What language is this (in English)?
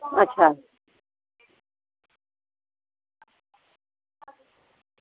Dogri